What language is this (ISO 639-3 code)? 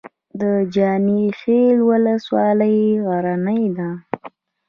pus